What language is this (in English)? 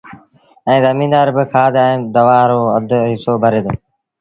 Sindhi Bhil